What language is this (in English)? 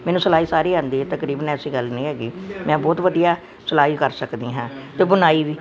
Punjabi